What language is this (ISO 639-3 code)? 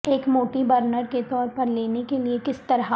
urd